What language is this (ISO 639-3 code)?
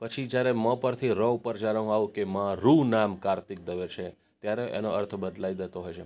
guj